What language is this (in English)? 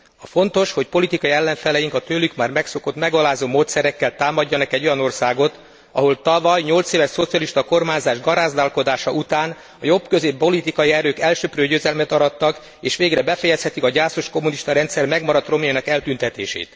Hungarian